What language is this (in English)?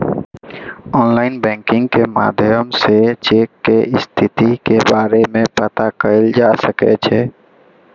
Maithili